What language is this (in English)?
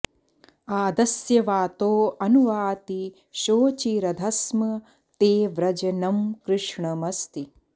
Sanskrit